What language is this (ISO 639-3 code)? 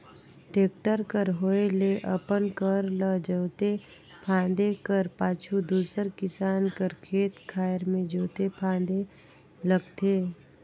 hne